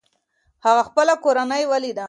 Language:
Pashto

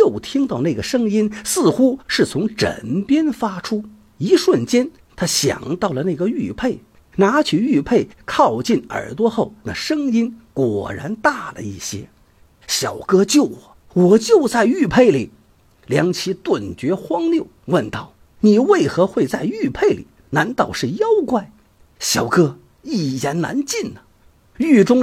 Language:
Chinese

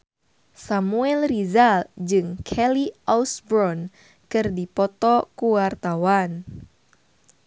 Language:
Sundanese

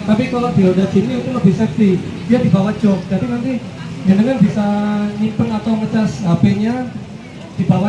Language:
Indonesian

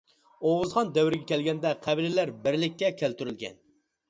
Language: Uyghur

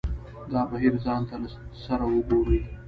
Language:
Pashto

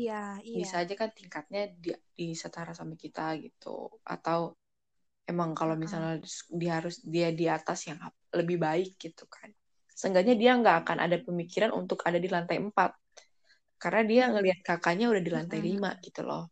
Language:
Indonesian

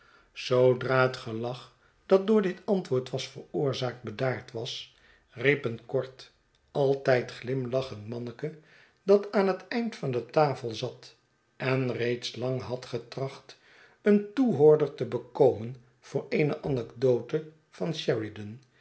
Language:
Dutch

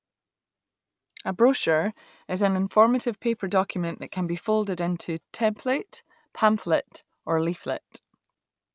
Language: English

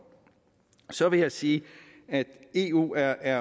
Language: Danish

